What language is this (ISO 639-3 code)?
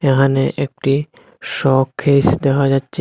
ben